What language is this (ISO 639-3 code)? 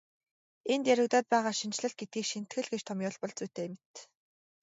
mon